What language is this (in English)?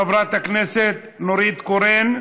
Hebrew